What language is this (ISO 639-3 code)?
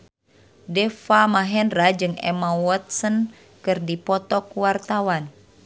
sun